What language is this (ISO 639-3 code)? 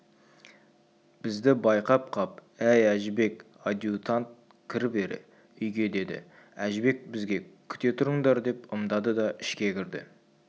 kaz